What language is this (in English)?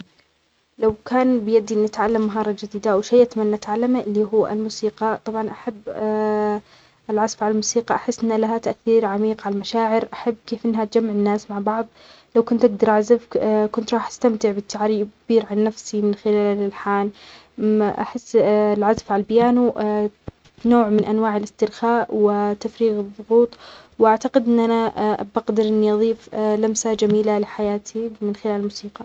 Omani Arabic